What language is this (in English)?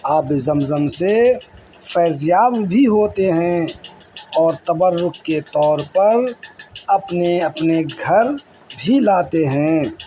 Urdu